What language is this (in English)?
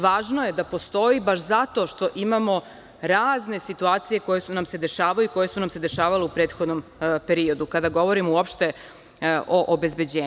Serbian